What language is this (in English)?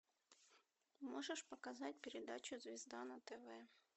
Russian